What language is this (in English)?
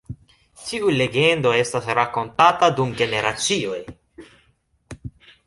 Esperanto